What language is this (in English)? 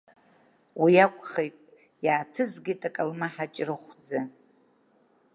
Abkhazian